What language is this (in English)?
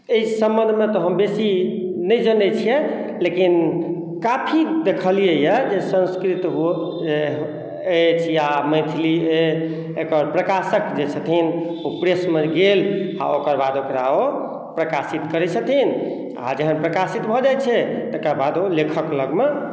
Maithili